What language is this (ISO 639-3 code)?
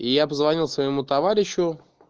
rus